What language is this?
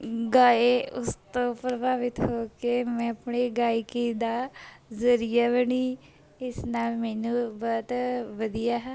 Punjabi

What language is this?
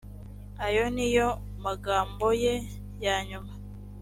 Kinyarwanda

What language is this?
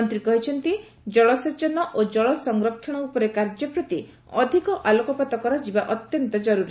Odia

